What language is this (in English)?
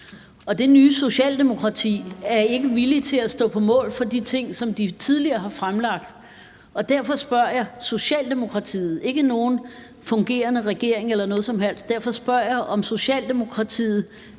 Danish